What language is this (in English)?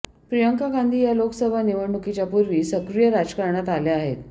Marathi